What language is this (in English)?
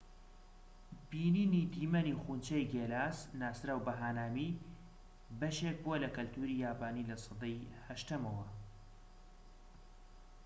Central Kurdish